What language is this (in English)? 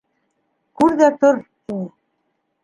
Bashkir